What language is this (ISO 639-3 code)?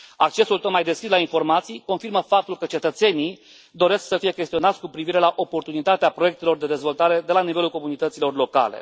ron